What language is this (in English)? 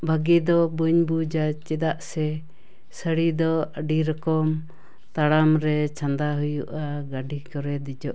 Santali